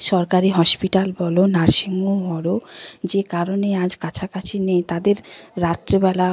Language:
Bangla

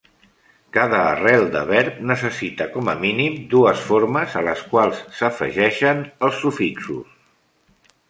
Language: Catalan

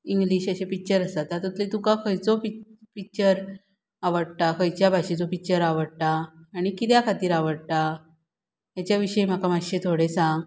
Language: Konkani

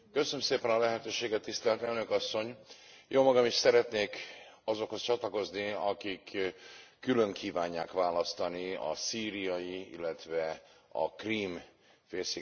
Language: Hungarian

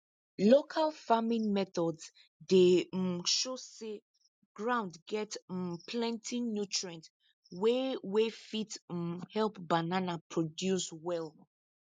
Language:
Nigerian Pidgin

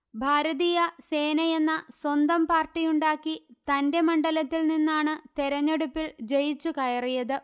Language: Malayalam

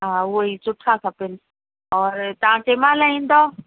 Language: Sindhi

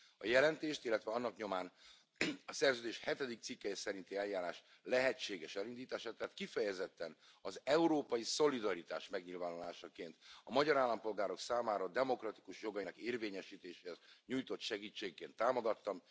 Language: Hungarian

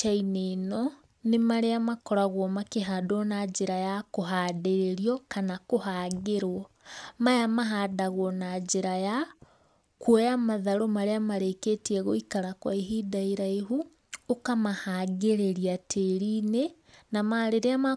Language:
Kikuyu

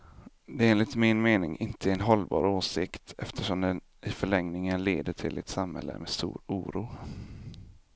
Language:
Swedish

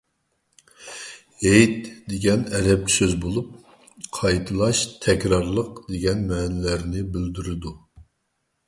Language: Uyghur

